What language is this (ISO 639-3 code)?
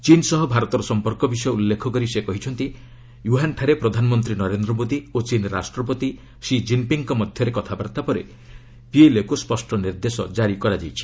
ori